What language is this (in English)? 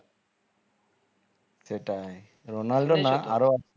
Bangla